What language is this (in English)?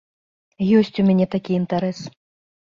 Belarusian